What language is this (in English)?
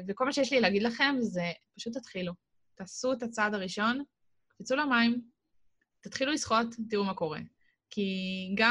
Hebrew